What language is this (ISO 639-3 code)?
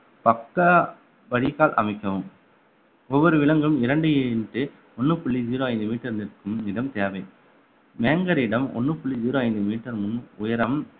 tam